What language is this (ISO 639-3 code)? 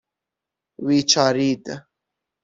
fas